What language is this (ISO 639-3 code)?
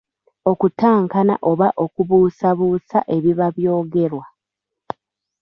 lug